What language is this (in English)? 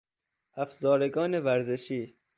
Persian